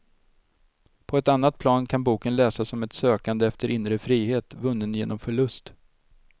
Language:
Swedish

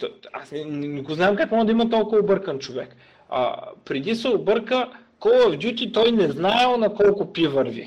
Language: Bulgarian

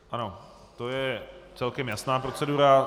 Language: Czech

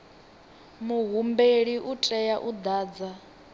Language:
Venda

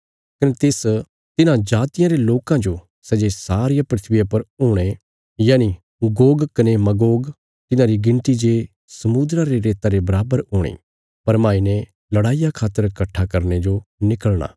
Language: Bilaspuri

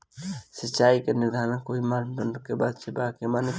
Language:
Bhojpuri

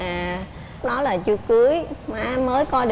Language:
Vietnamese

